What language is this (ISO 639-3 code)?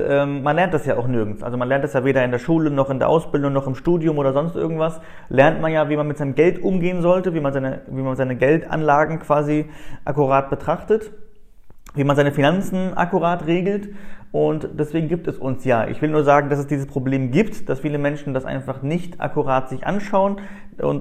deu